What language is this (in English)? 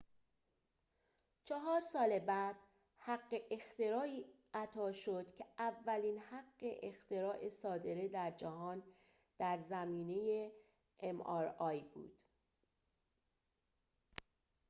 Persian